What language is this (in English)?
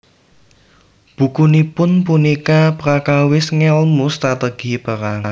Javanese